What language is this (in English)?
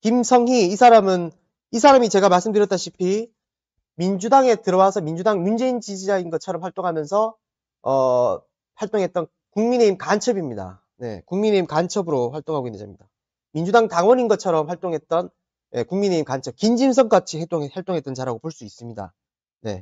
Korean